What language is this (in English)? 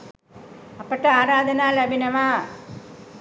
Sinhala